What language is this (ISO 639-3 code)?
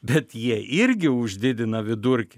lit